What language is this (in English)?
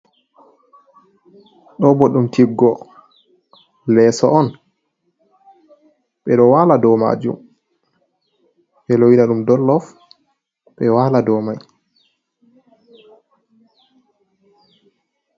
Fula